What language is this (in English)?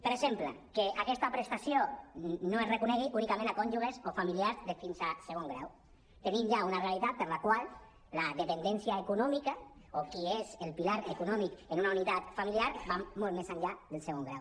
Catalan